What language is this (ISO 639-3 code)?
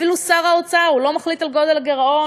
heb